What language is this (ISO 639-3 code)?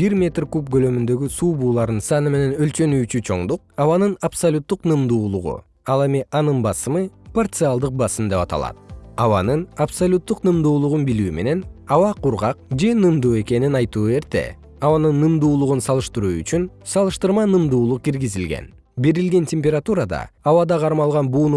kir